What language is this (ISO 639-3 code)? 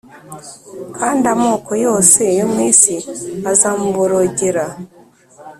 kin